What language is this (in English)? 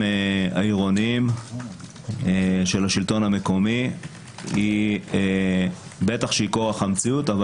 Hebrew